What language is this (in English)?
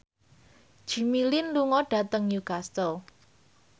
Javanese